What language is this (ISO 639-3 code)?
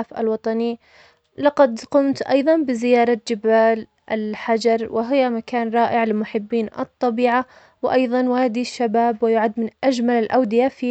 acx